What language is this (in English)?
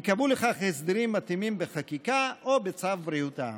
Hebrew